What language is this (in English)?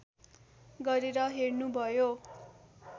Nepali